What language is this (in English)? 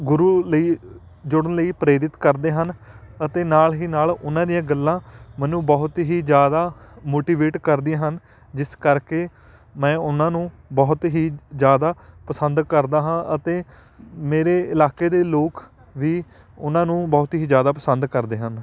Punjabi